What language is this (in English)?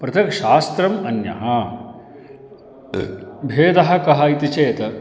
Sanskrit